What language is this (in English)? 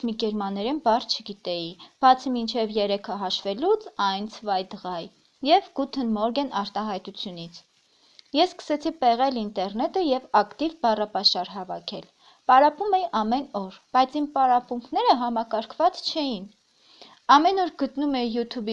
Armenian